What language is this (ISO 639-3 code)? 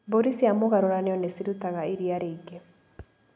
kik